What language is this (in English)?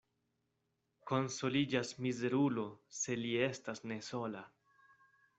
Esperanto